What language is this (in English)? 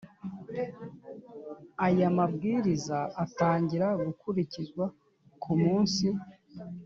Kinyarwanda